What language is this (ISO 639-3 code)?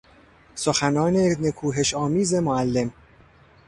fas